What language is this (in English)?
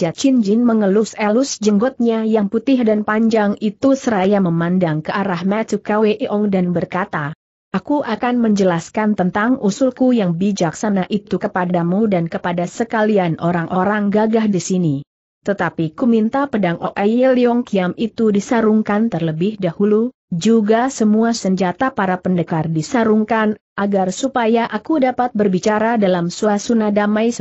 Indonesian